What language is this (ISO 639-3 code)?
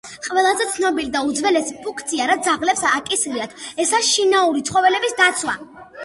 kat